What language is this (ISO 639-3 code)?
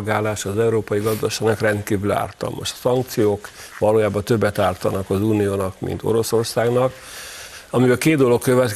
hun